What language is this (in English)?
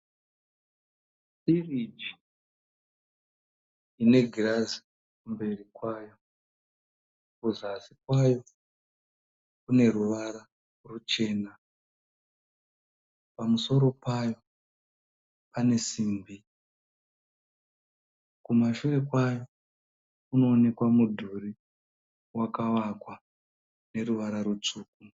Shona